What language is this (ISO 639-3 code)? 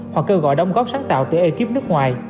vie